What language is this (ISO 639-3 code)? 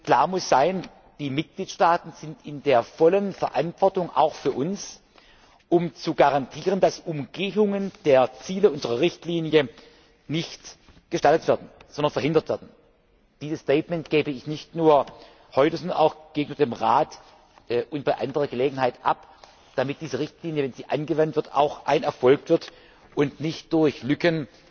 deu